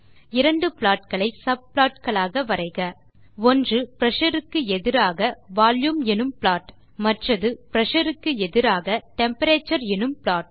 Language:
Tamil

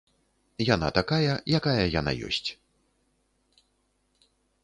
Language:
Belarusian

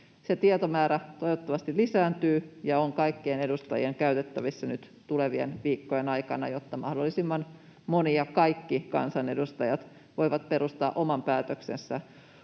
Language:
Finnish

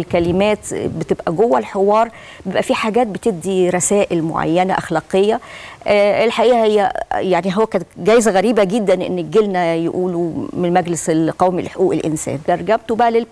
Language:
Arabic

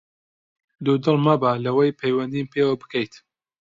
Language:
Central Kurdish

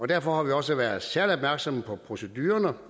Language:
Danish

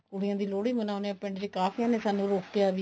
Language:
Punjabi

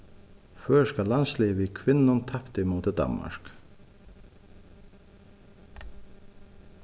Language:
Faroese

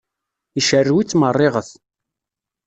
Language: Kabyle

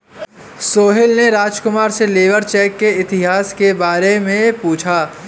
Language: Hindi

